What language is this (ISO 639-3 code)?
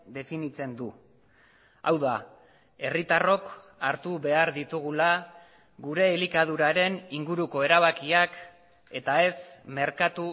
eus